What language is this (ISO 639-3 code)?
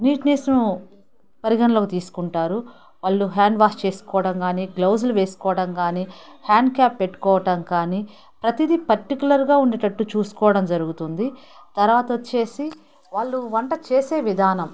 tel